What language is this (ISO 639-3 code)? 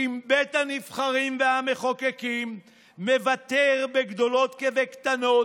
heb